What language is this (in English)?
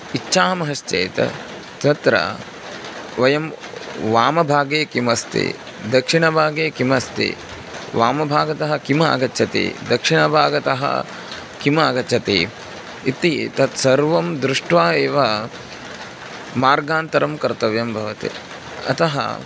Sanskrit